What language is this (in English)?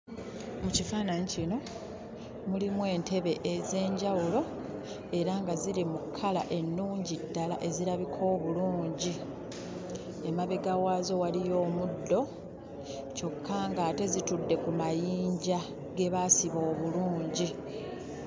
Ganda